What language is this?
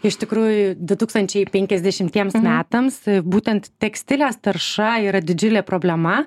Lithuanian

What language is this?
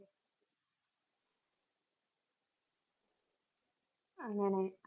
Malayalam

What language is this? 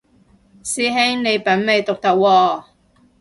Cantonese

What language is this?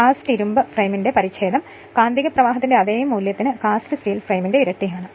Malayalam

